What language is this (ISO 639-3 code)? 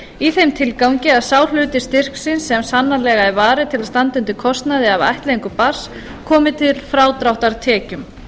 isl